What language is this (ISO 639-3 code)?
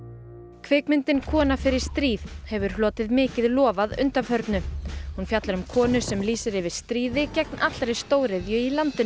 isl